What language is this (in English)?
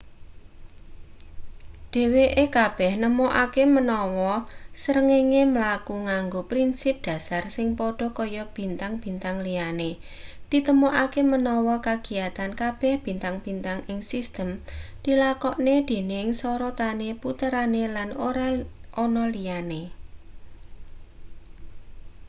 Javanese